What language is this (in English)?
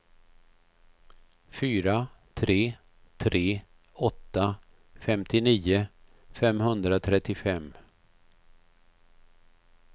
Swedish